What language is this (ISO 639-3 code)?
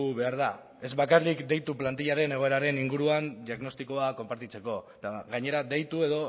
eus